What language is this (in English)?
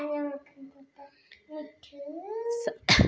Dogri